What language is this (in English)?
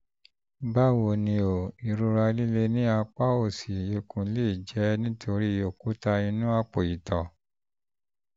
Yoruba